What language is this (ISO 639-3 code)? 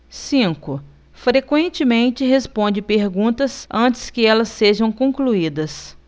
por